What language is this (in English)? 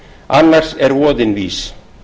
Icelandic